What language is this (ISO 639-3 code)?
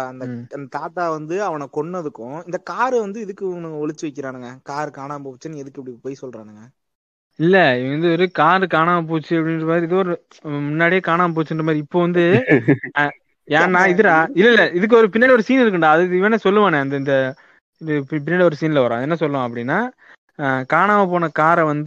tam